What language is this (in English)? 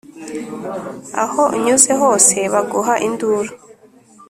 Kinyarwanda